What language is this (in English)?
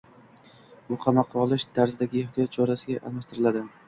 Uzbek